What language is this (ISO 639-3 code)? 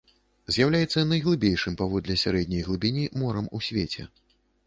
bel